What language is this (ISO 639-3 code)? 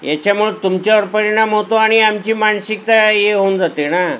mar